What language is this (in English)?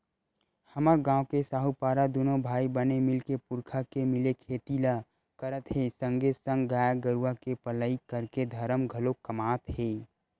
Chhattisgarhi